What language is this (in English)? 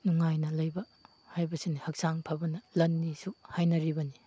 Manipuri